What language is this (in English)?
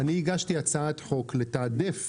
Hebrew